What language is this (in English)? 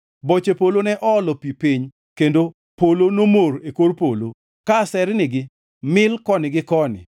Luo (Kenya and Tanzania)